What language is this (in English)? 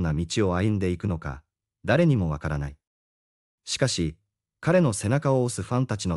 Japanese